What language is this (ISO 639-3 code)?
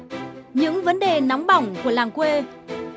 vie